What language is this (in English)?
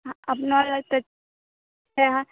Maithili